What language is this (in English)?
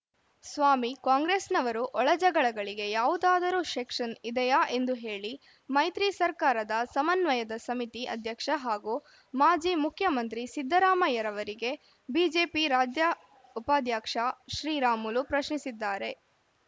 Kannada